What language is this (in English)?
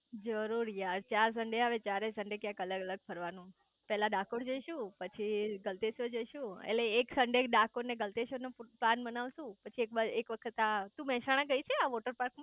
Gujarati